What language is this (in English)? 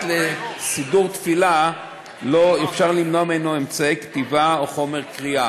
Hebrew